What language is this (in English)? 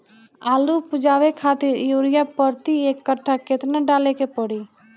Bhojpuri